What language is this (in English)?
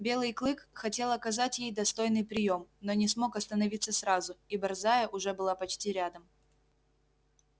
Russian